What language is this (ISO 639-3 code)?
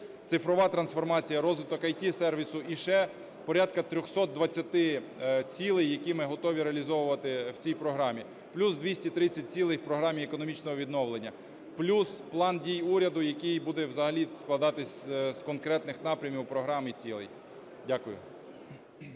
ukr